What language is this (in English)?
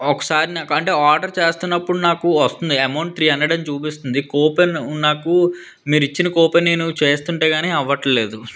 Telugu